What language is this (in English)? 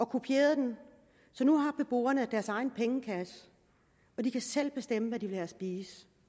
Danish